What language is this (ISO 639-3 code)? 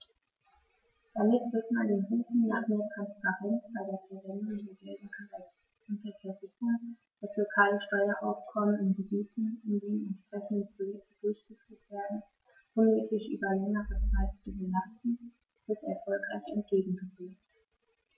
deu